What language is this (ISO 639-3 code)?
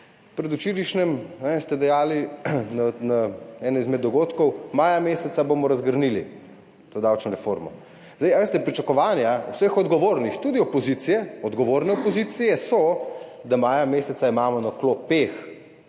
slv